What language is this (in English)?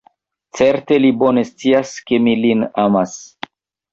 Esperanto